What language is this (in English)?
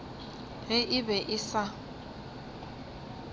Northern Sotho